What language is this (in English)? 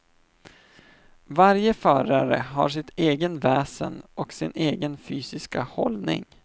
Swedish